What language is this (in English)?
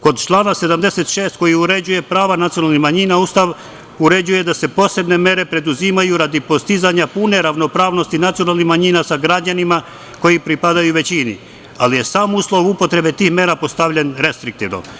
Serbian